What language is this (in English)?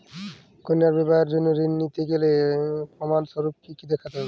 Bangla